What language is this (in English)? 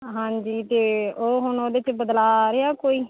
Punjabi